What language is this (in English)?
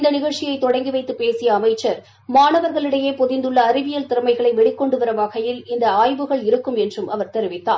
Tamil